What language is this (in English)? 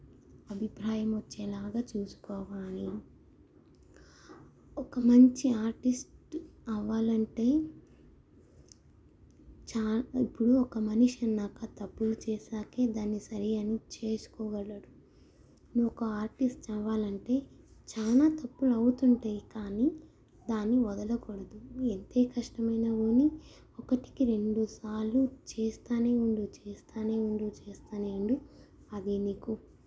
Telugu